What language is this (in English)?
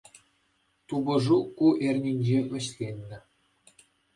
Chuvash